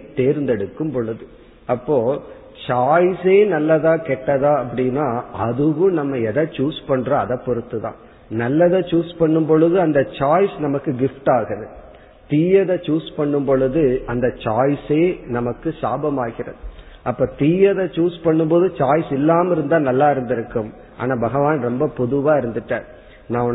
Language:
Tamil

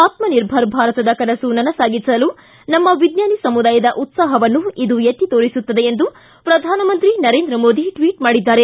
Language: Kannada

